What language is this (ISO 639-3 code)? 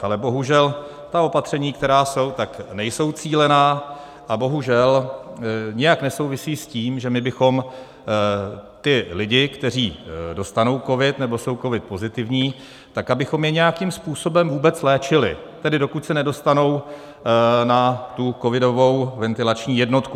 ces